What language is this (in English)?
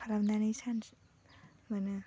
Bodo